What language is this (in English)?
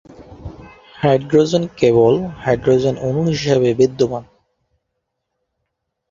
Bangla